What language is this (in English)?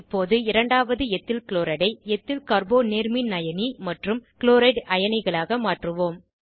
Tamil